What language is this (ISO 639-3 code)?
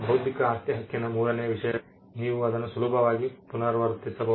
kan